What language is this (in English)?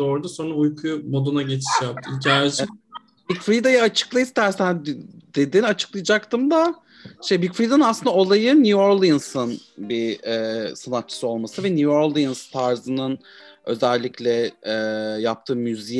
Turkish